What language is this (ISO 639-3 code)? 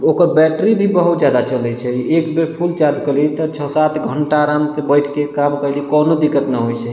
mai